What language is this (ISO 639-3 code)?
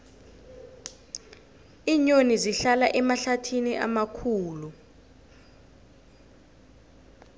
nbl